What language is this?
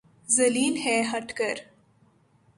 Urdu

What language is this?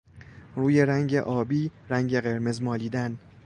Persian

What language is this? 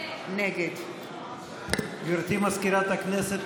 Hebrew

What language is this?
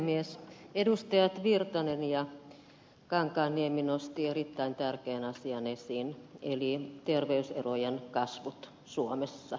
Finnish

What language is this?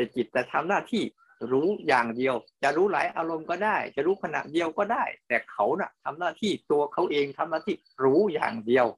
Thai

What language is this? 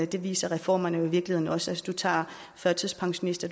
Danish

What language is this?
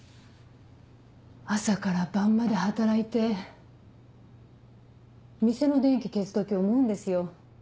Japanese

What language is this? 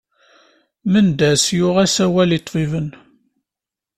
Kabyle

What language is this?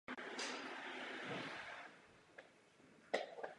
Czech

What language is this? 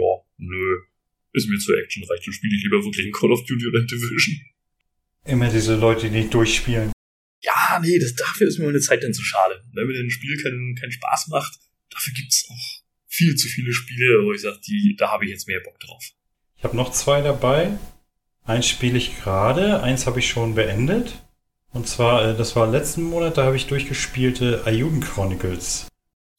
German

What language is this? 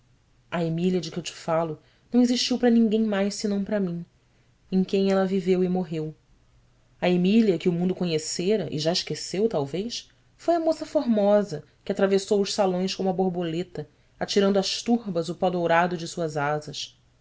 Portuguese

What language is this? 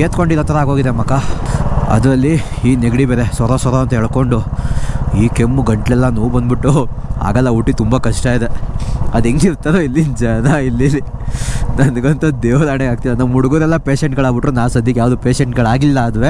Kannada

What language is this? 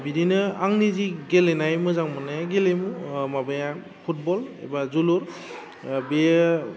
Bodo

